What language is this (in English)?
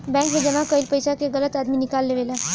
Bhojpuri